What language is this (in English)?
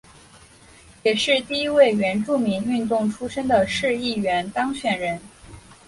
Chinese